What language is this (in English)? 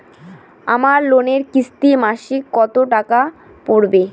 Bangla